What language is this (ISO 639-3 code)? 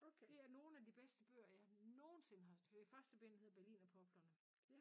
dan